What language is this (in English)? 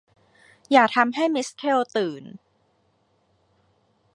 Thai